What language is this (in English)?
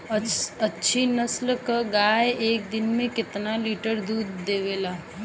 Bhojpuri